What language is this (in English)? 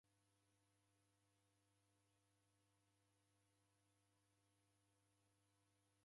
Taita